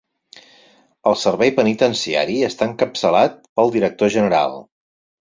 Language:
Catalan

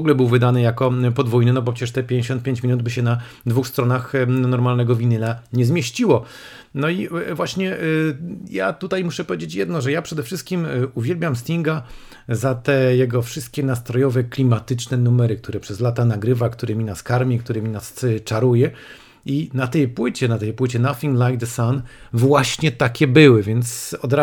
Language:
Polish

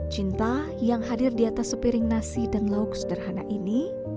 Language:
Indonesian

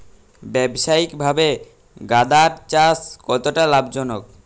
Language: Bangla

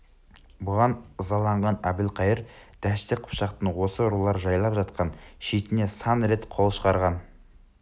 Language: Kazakh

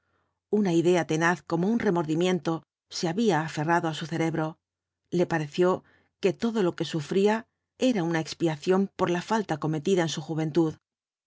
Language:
Spanish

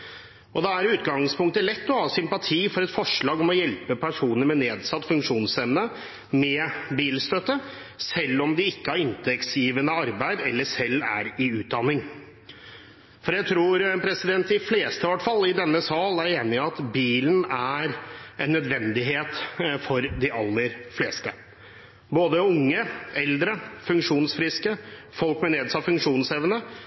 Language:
Norwegian Bokmål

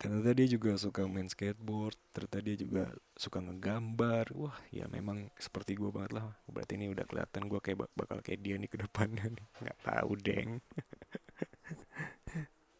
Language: Indonesian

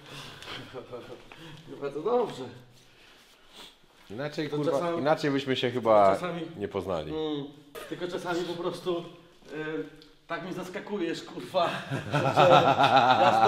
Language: Polish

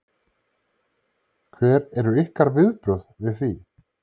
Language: Icelandic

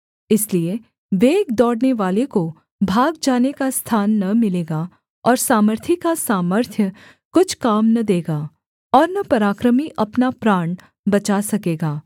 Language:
Hindi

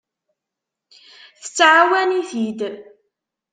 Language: Kabyle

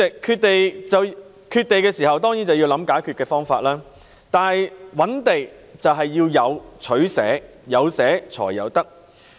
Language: Cantonese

